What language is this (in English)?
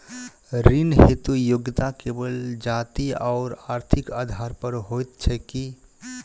Maithili